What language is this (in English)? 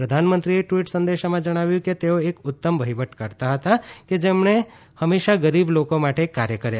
Gujarati